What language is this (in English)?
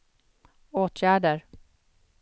Swedish